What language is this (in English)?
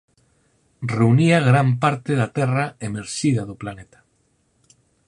Galician